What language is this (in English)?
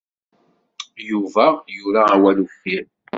Kabyle